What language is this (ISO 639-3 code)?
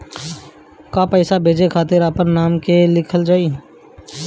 bho